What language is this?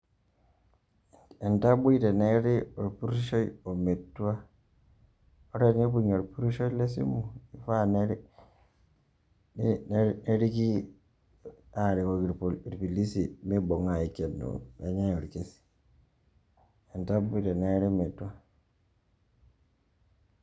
Masai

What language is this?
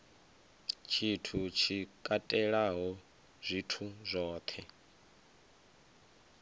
Venda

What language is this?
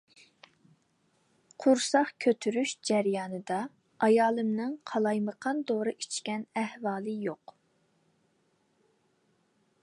Uyghur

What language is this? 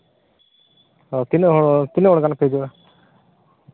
Santali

